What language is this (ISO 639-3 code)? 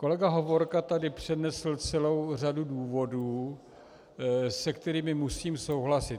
ces